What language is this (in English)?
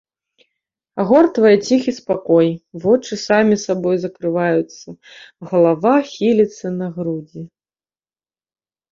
Belarusian